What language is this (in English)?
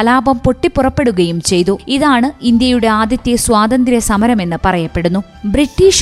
Malayalam